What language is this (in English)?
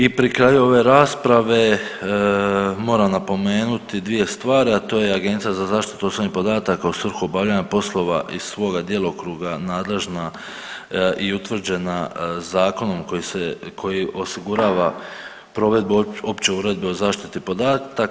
Croatian